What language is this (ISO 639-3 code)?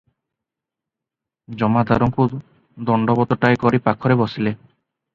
ori